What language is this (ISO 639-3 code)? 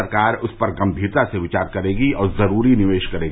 hin